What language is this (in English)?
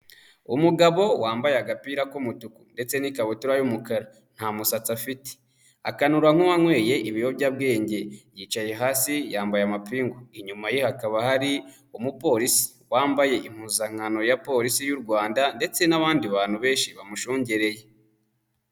Kinyarwanda